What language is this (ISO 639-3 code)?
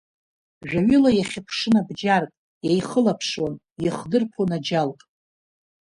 abk